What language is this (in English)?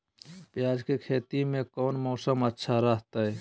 Magahi